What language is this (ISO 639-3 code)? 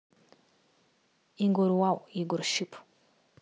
rus